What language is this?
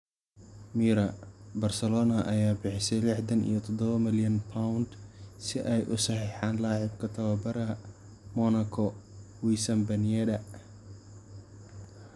Somali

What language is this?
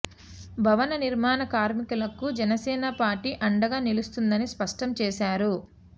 Telugu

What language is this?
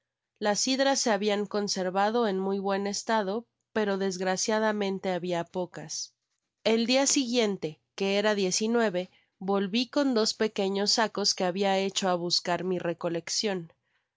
Spanish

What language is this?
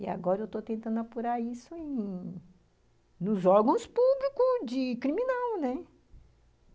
Portuguese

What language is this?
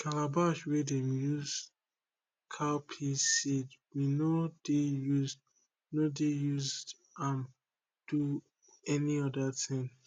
Nigerian Pidgin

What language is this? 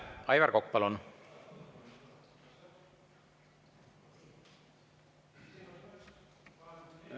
Estonian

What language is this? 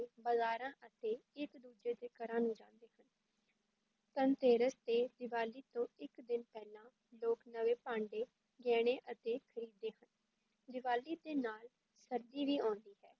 Punjabi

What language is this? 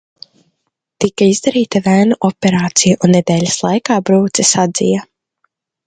Latvian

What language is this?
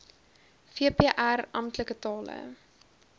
Afrikaans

